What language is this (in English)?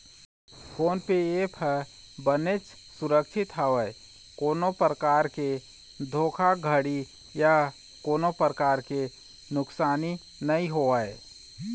Chhattisgarhi